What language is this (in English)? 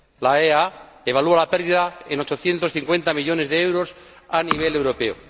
Spanish